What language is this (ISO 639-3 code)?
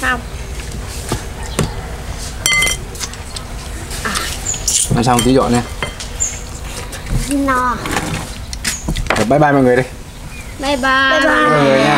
vie